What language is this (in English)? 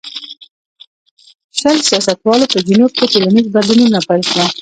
Pashto